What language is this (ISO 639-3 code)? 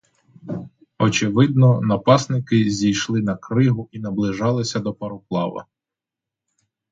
ukr